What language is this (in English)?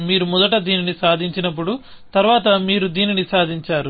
Telugu